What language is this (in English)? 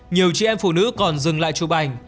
Vietnamese